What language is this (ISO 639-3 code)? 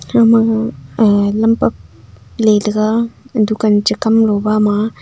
nnp